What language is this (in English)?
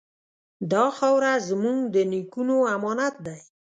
Pashto